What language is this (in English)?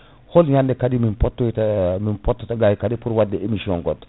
Fula